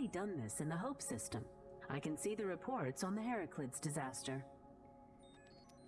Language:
Korean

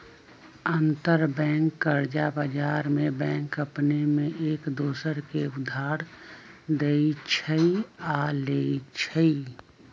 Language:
Magahi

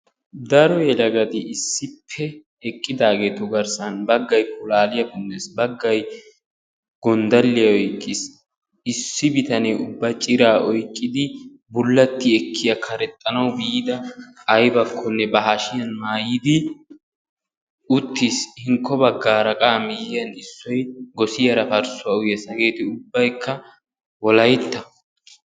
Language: Wolaytta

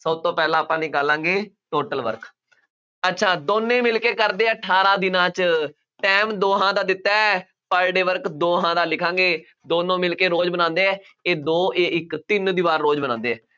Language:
Punjabi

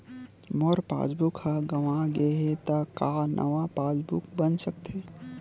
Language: Chhattisgarhi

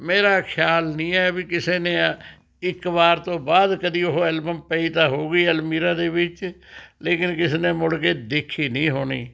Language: Punjabi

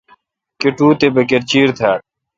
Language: Kalkoti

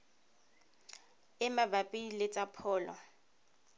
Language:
Tswana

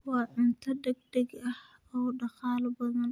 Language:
Somali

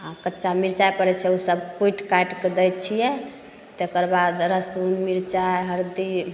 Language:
Maithili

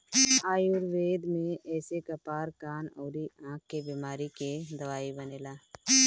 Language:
Bhojpuri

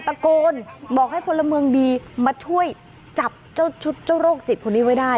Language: Thai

